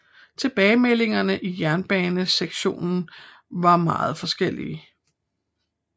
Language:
Danish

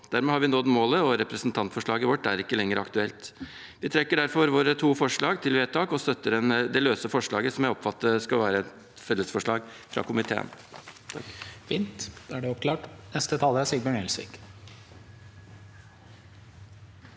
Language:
Norwegian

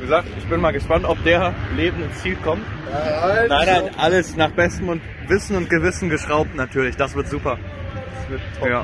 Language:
German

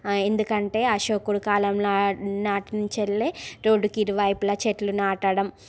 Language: Telugu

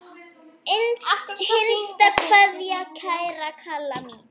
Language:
Icelandic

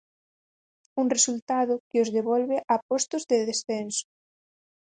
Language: Galician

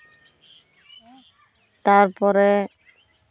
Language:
Santali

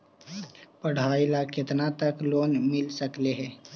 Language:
Magahi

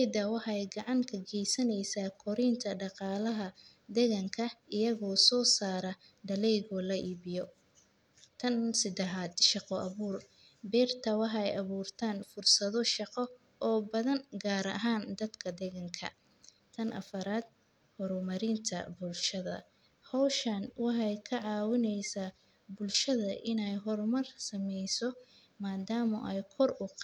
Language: Somali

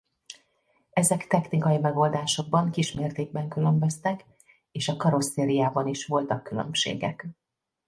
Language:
Hungarian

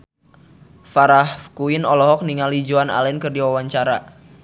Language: Sundanese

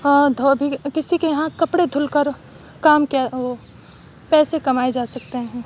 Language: Urdu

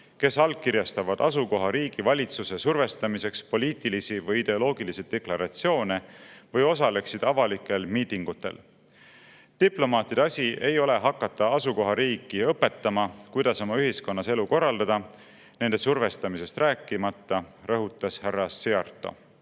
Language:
Estonian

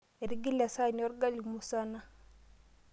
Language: Masai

